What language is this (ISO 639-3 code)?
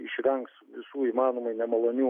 lit